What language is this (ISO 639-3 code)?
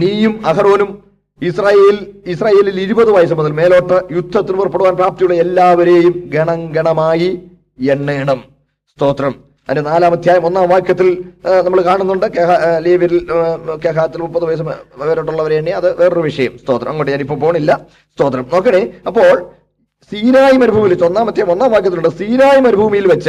mal